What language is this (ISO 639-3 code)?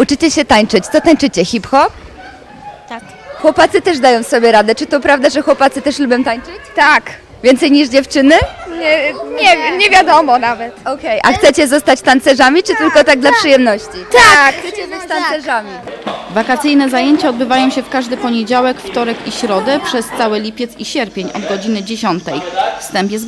pol